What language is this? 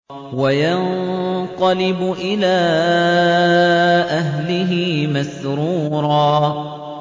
Arabic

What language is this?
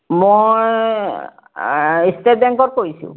Assamese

